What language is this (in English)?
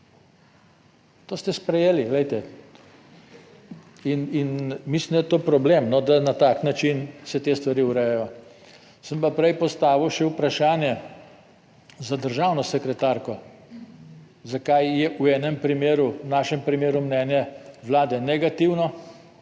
Slovenian